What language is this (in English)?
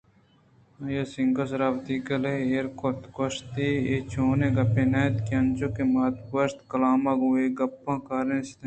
Eastern Balochi